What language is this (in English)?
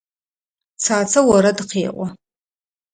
Adyghe